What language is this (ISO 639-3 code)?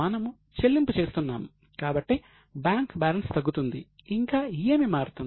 tel